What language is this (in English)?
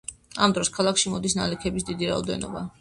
Georgian